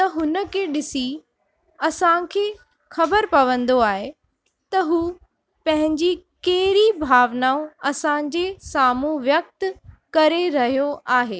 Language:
Sindhi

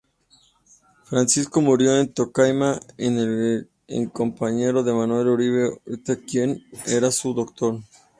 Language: Spanish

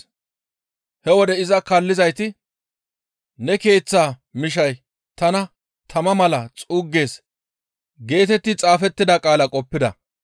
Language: Gamo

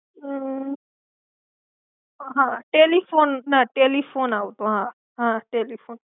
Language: Gujarati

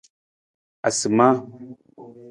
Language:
Nawdm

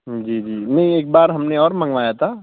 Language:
Urdu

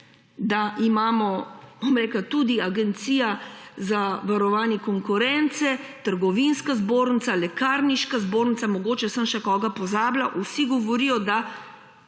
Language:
Slovenian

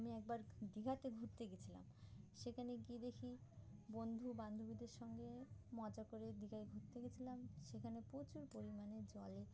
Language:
Bangla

